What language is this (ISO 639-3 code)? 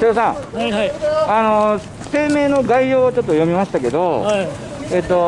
jpn